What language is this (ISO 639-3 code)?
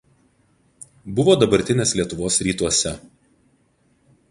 lit